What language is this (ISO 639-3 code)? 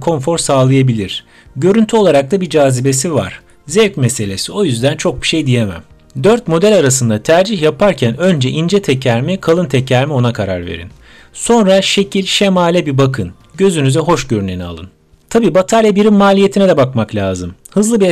tur